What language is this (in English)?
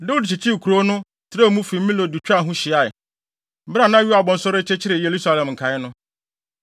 Akan